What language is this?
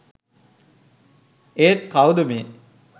Sinhala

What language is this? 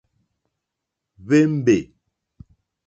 Mokpwe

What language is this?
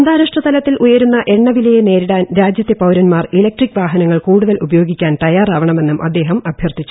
Malayalam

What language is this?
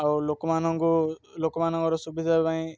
Odia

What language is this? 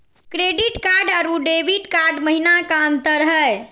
Magahi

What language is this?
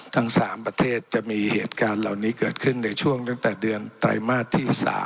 Thai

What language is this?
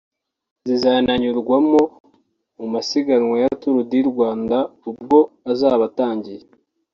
Kinyarwanda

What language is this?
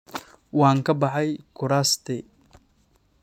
Somali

